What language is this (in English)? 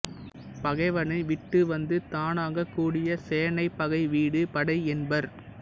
Tamil